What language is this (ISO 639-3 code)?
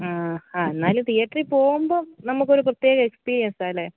mal